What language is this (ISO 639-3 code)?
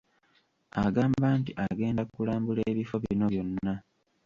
lug